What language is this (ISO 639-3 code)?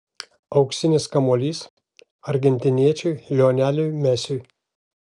lit